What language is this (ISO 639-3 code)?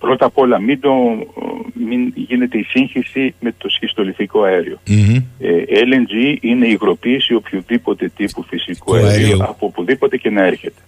ell